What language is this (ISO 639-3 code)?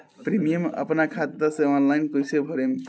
bho